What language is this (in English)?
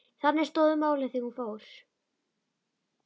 Icelandic